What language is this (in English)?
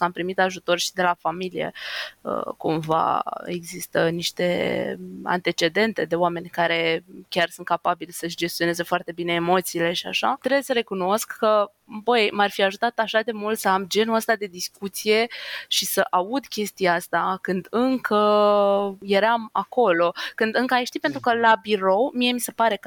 Romanian